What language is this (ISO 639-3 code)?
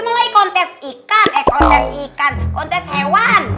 ind